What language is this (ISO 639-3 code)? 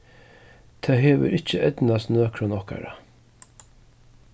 fao